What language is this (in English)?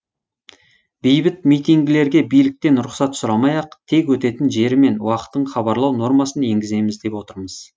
Kazakh